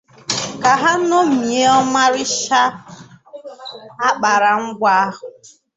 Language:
Igbo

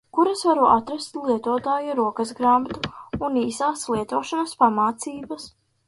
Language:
Latvian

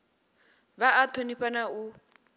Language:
Venda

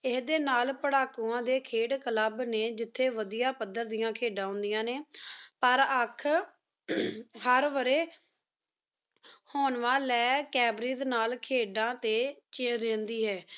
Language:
Punjabi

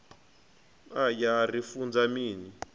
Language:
Venda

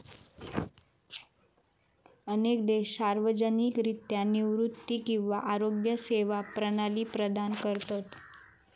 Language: Marathi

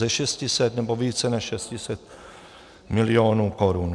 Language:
Czech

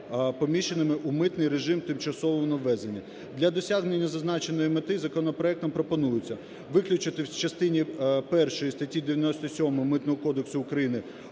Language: Ukrainian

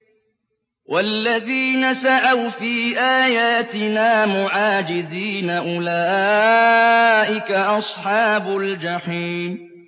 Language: Arabic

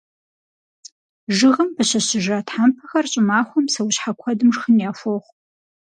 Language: Kabardian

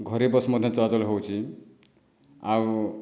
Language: Odia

